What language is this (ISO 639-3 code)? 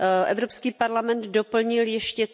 ces